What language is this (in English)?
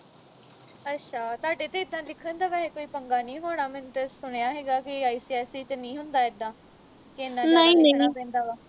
Punjabi